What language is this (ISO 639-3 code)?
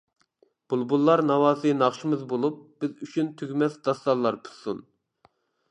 uig